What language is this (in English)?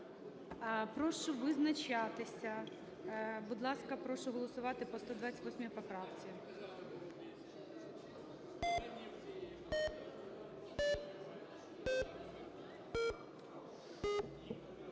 Ukrainian